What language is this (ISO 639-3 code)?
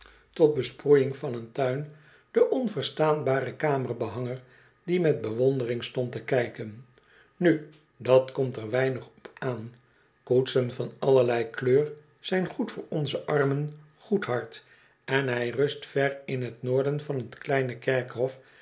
nld